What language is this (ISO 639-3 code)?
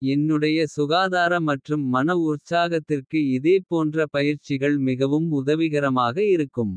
kfe